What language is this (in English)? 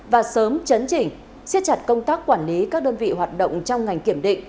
Vietnamese